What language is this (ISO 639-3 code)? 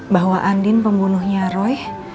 ind